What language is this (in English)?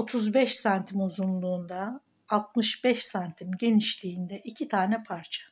Turkish